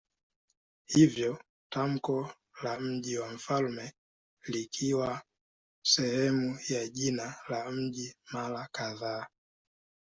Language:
Swahili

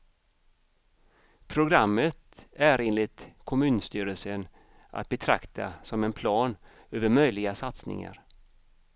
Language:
Swedish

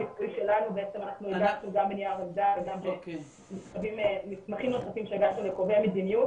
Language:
Hebrew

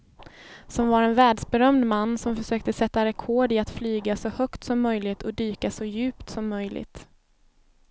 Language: Swedish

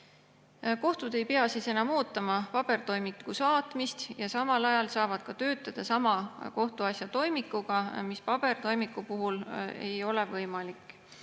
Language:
Estonian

